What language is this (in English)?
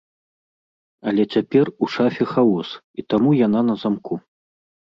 Belarusian